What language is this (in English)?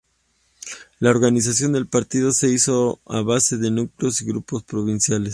Spanish